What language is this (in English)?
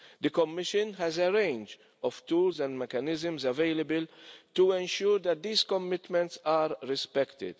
English